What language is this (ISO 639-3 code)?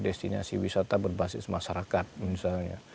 ind